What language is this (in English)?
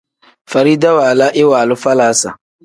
Tem